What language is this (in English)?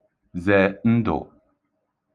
Igbo